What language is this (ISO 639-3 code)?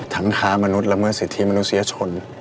tha